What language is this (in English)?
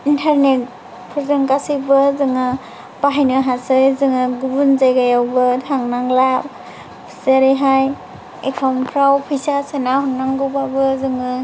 Bodo